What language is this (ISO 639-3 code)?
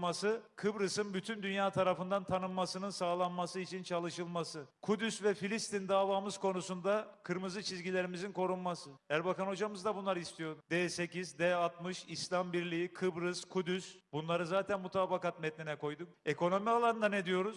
tur